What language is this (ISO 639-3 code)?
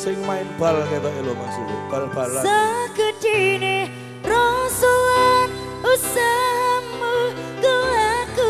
ind